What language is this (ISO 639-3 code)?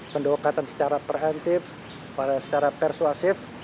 ind